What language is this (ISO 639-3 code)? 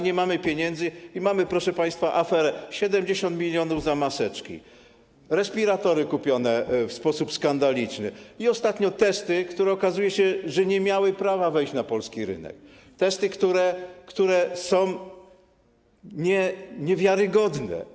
pol